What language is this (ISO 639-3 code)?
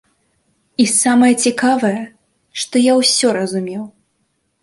bel